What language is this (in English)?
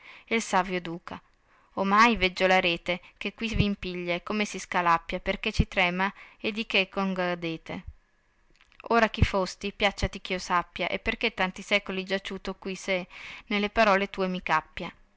Italian